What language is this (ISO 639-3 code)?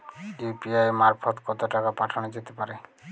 ben